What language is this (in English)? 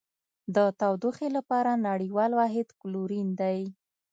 Pashto